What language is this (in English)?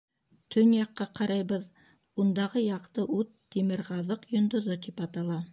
Bashkir